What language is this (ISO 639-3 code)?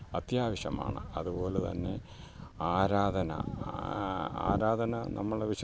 mal